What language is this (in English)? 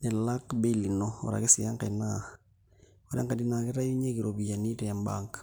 Masai